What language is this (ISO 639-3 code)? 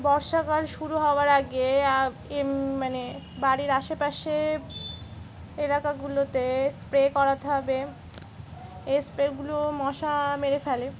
ben